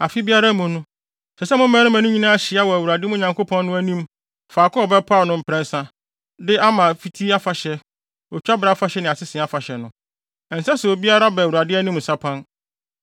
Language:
Akan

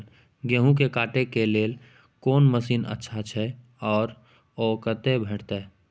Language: Maithili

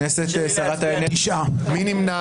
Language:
Hebrew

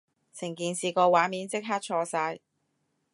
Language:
Cantonese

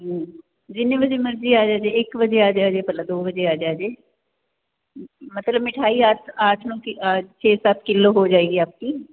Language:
Punjabi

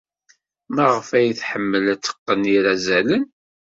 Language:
Kabyle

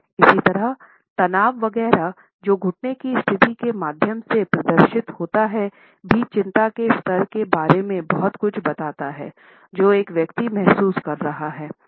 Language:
Hindi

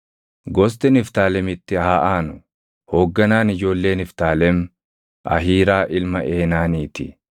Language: Oromo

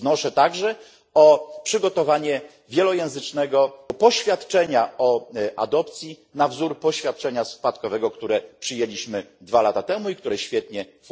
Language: Polish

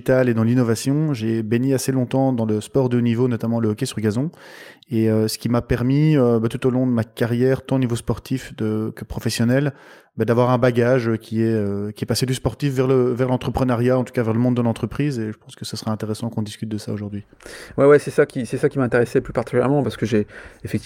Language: French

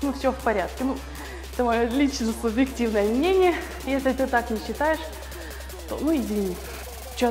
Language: Russian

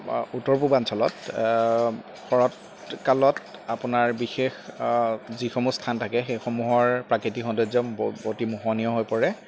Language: Assamese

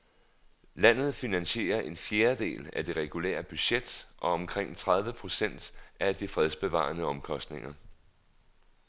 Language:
Danish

